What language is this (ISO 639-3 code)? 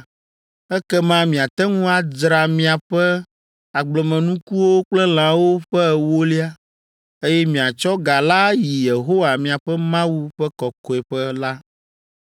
ewe